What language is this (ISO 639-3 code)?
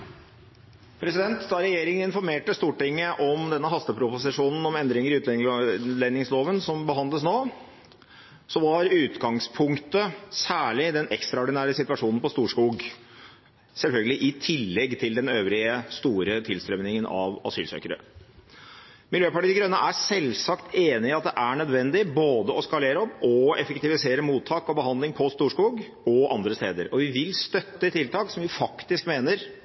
nob